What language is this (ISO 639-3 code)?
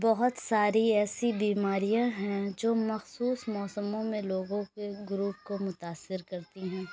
urd